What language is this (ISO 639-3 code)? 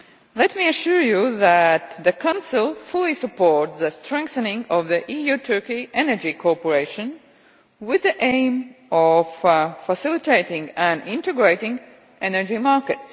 eng